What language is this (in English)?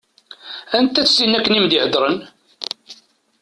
Kabyle